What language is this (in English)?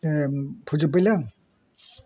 Bodo